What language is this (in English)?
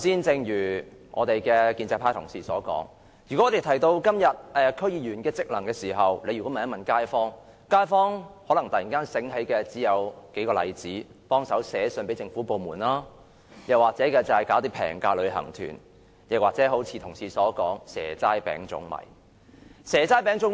Cantonese